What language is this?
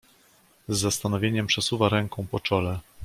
Polish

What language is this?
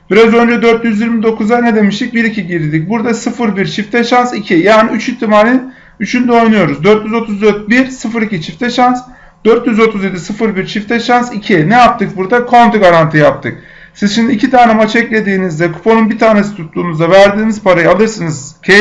Turkish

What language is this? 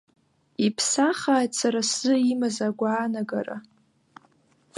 Abkhazian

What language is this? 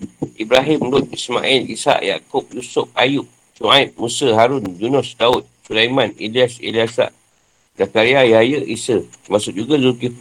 Malay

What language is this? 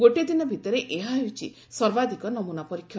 Odia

